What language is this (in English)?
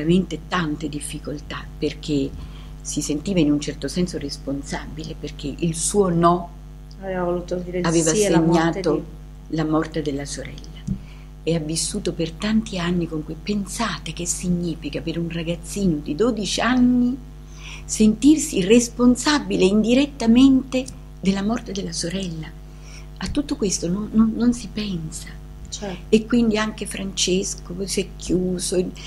Italian